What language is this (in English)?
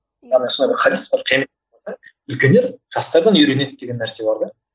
Kazakh